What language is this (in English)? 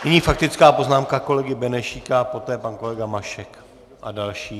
Czech